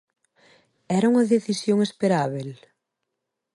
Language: Galician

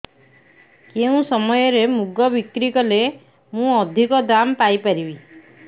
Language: Odia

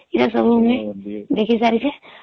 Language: Odia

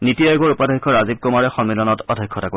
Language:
Assamese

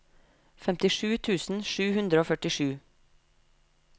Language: Norwegian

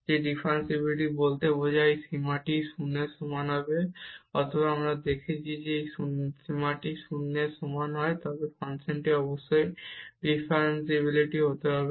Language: Bangla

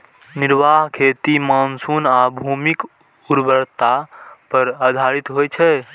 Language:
Maithili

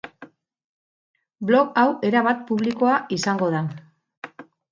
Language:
Basque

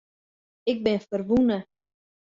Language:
Western Frisian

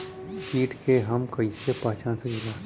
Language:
Bhojpuri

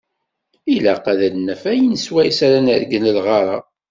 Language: Kabyle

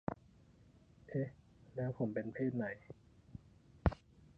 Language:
Thai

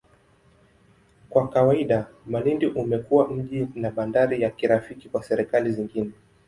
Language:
Swahili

